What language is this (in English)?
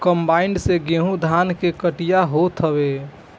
Bhojpuri